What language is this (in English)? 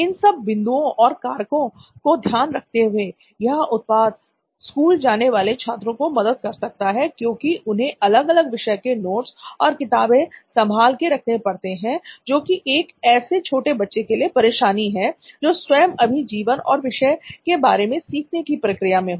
Hindi